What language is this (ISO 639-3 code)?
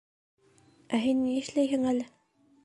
bak